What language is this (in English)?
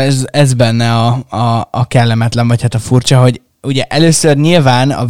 Hungarian